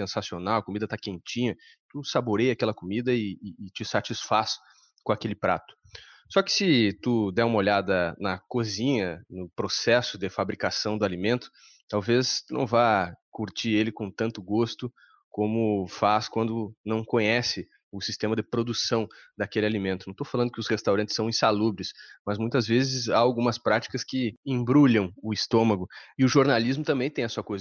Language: Portuguese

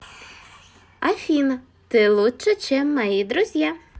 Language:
Russian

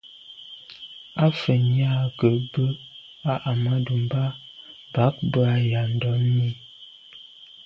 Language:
Medumba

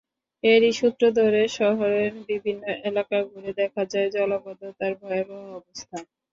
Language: Bangla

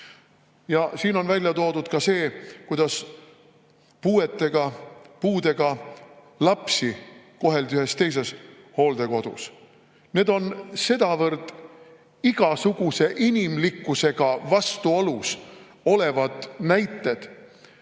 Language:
Estonian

